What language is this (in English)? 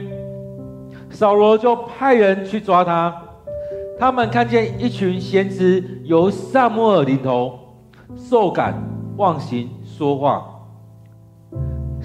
Chinese